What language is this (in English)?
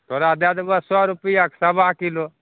Maithili